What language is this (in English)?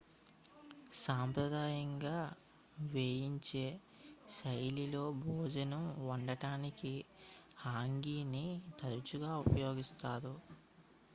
Telugu